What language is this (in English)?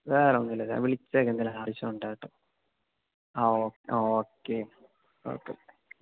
Malayalam